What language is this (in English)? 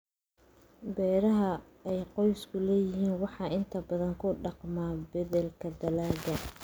Somali